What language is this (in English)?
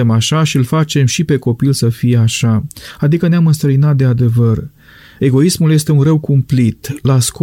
Romanian